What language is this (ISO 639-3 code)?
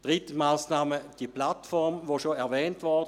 gsw